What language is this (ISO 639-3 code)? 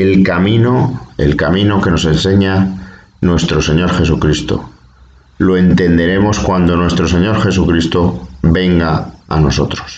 spa